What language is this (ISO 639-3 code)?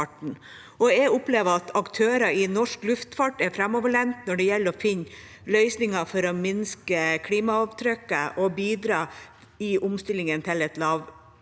nor